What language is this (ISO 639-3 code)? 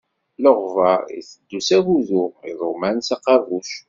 kab